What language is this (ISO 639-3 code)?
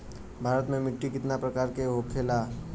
bho